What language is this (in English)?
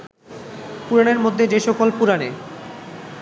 Bangla